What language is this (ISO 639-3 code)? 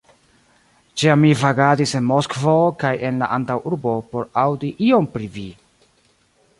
epo